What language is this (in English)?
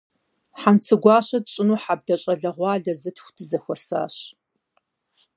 Kabardian